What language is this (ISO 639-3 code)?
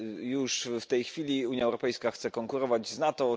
pol